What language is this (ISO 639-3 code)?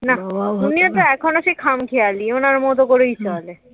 ben